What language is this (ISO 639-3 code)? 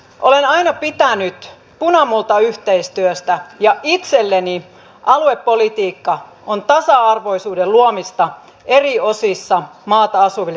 fin